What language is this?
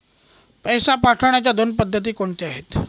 Marathi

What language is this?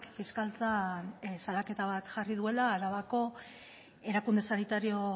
Basque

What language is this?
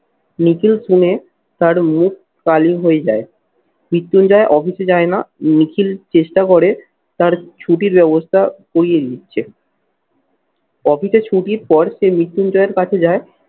Bangla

